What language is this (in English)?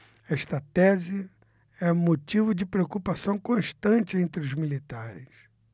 Portuguese